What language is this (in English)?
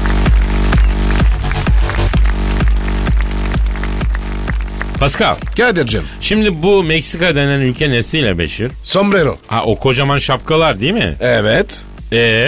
Turkish